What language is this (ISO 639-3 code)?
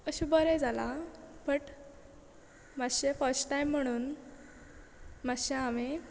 kok